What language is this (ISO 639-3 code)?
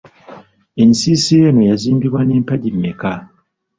lug